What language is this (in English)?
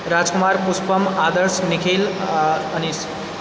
Maithili